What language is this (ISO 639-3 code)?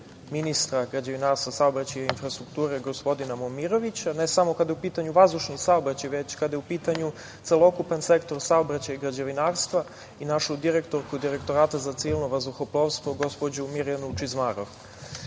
srp